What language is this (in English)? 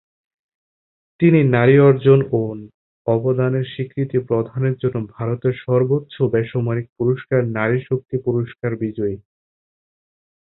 Bangla